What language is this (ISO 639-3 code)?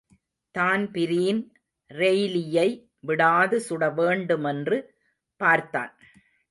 tam